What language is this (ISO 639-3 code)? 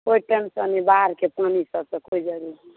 mai